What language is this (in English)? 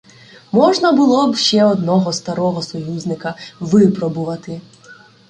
Ukrainian